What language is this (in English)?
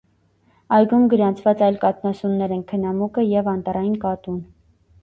Armenian